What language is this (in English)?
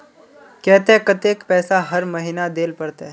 Magahi